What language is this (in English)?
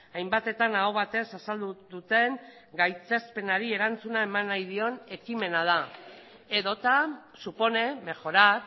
Basque